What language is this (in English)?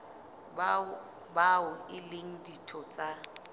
Southern Sotho